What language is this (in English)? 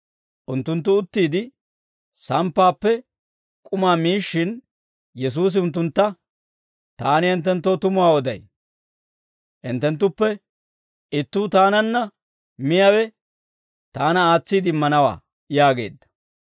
Dawro